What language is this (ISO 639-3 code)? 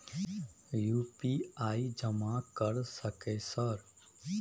mai